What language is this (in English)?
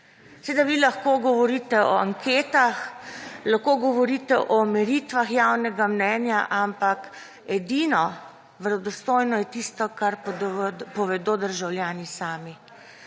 Slovenian